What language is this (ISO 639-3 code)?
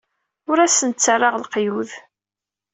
kab